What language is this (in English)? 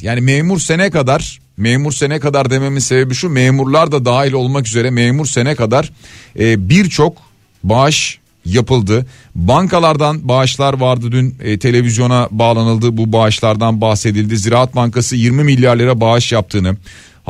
Turkish